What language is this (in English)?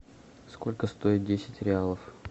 Russian